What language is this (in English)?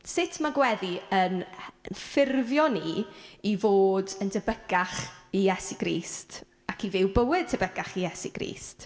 Welsh